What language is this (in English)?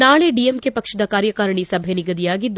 Kannada